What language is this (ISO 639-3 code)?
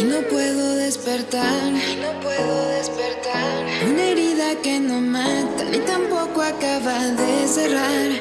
spa